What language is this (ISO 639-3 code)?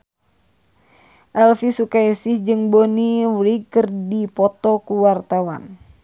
sun